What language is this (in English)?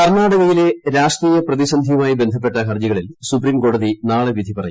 Malayalam